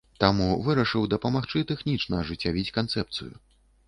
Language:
Belarusian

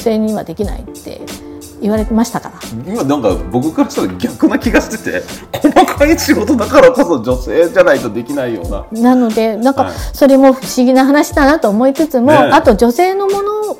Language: Japanese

